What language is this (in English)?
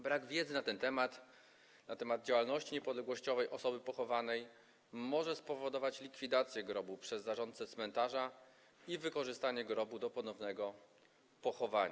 Polish